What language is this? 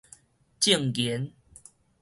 Min Nan Chinese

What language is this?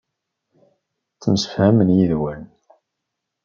Kabyle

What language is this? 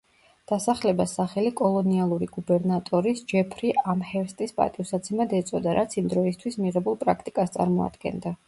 Georgian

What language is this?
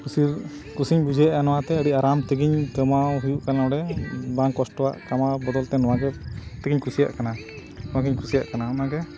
Santali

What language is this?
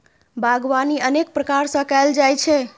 Maithili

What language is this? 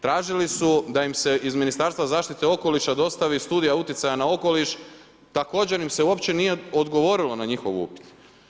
Croatian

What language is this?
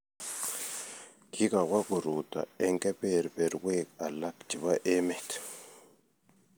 Kalenjin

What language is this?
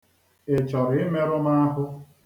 Igbo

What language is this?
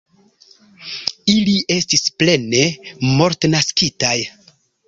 Esperanto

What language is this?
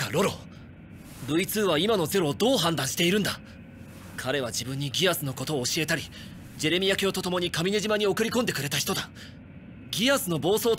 Japanese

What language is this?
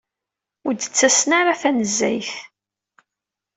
Kabyle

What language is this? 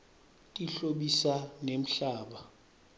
Swati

